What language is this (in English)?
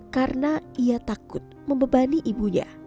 Indonesian